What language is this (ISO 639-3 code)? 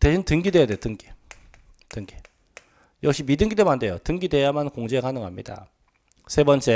kor